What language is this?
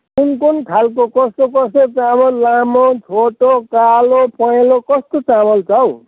Nepali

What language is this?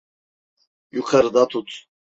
Turkish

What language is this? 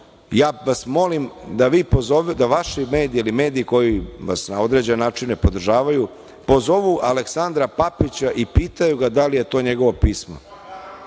Serbian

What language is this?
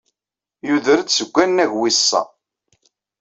Kabyle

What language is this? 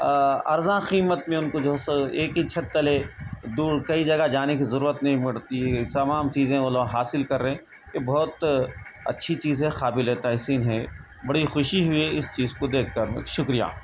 Urdu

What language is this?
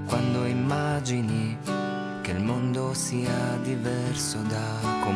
Italian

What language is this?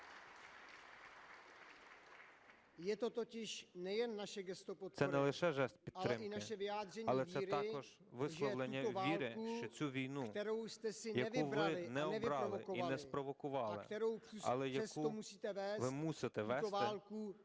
Ukrainian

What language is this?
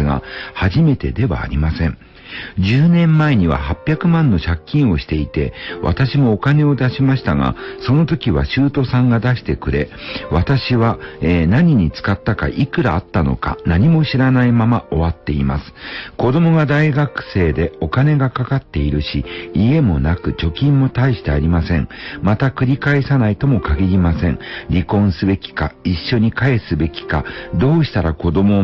Japanese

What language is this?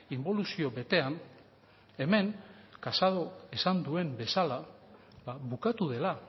Basque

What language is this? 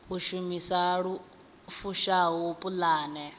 Venda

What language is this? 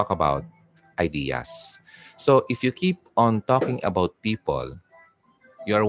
Filipino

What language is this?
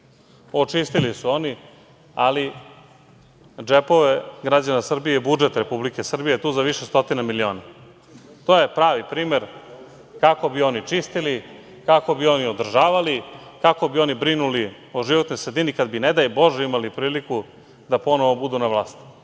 Serbian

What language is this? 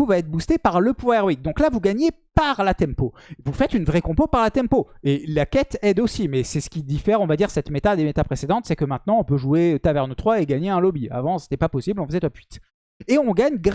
French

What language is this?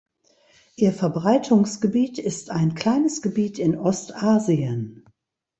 German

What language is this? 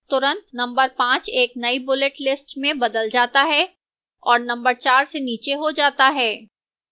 Hindi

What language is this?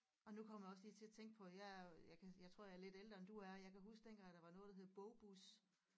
Danish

